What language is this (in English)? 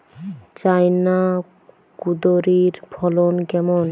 Bangla